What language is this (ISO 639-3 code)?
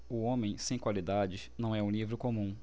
por